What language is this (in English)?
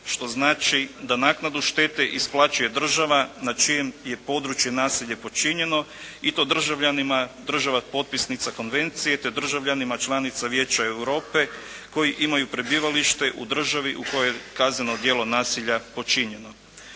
Croatian